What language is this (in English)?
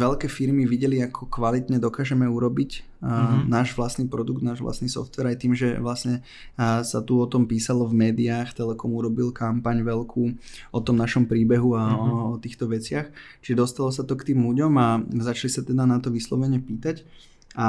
Slovak